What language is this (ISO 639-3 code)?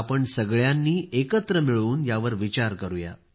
mar